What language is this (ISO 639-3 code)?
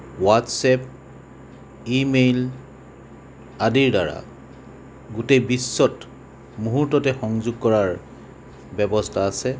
asm